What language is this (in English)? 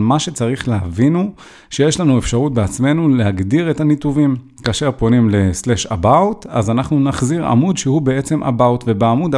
Hebrew